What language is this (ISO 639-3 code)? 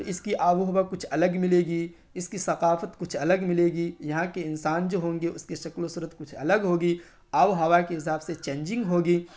urd